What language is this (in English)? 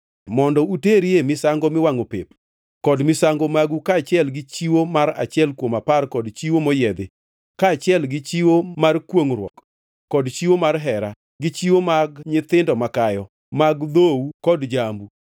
Luo (Kenya and Tanzania)